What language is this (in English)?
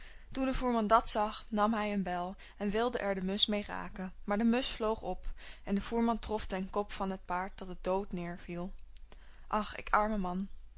Dutch